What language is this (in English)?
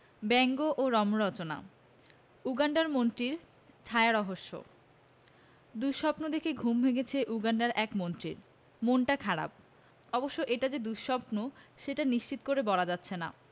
Bangla